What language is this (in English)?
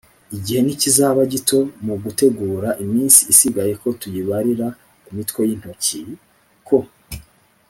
Kinyarwanda